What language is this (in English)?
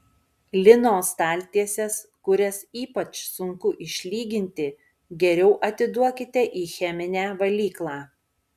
Lithuanian